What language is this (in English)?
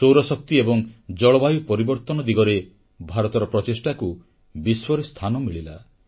Odia